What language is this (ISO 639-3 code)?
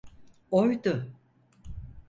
tur